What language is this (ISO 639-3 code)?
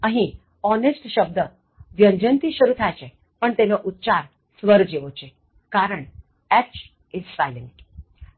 guj